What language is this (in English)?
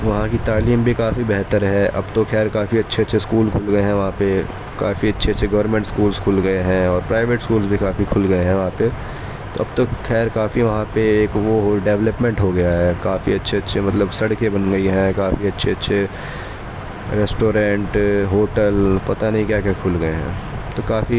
Urdu